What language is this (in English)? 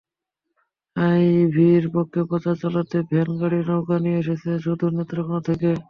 Bangla